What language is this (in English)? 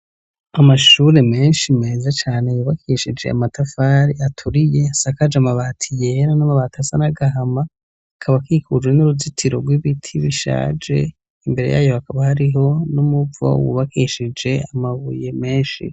Rundi